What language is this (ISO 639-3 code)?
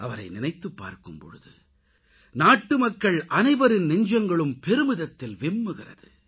tam